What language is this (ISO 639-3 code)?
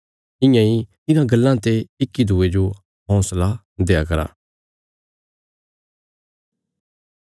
kfs